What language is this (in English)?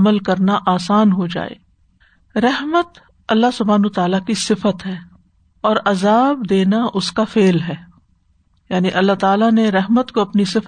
Urdu